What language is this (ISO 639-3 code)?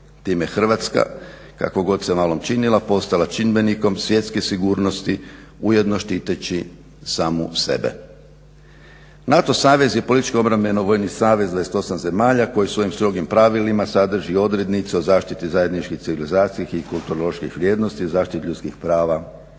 hrv